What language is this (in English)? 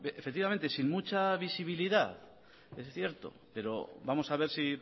Spanish